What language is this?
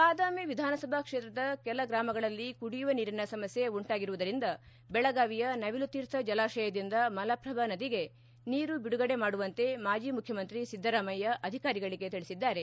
Kannada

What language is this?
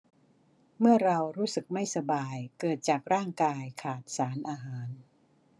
Thai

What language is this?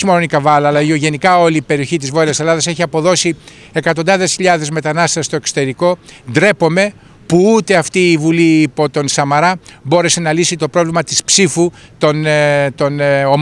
Greek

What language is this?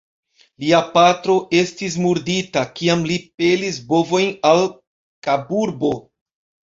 Esperanto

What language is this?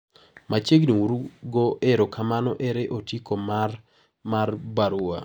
Luo (Kenya and Tanzania)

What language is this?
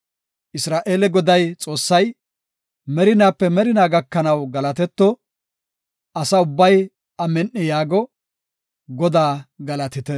Gofa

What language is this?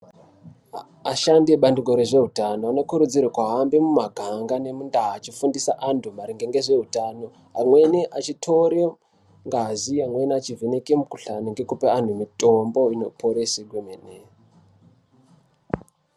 Ndau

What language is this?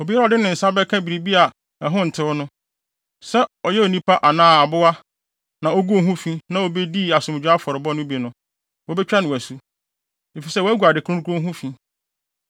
Akan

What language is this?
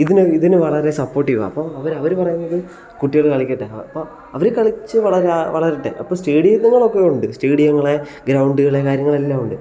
Malayalam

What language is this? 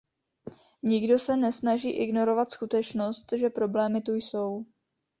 Czech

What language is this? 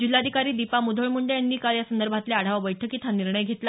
Marathi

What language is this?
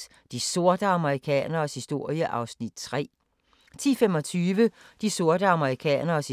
Danish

